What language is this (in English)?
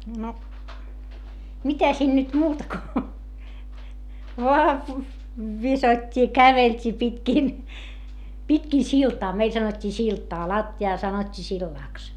Finnish